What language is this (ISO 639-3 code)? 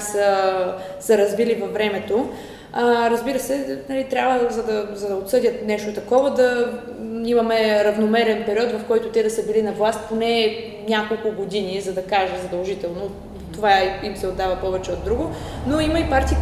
bul